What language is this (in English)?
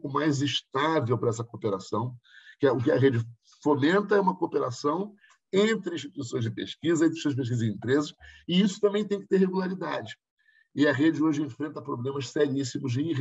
Portuguese